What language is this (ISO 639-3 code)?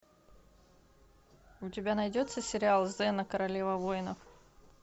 rus